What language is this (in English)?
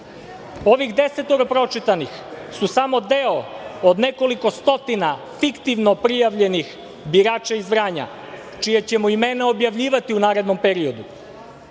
Serbian